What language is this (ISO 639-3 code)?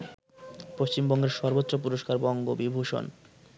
ben